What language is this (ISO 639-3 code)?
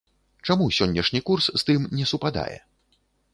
bel